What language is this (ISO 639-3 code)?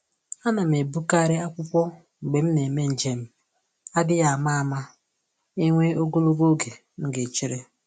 ibo